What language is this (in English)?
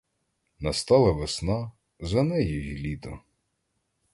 Ukrainian